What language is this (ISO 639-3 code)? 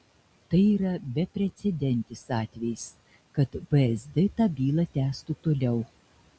lit